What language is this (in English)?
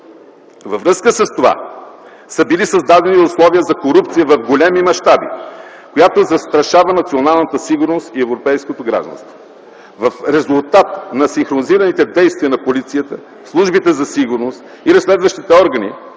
Bulgarian